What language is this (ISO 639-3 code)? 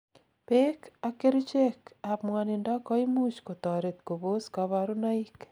kln